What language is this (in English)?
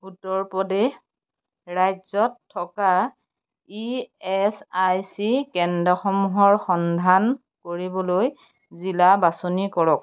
Assamese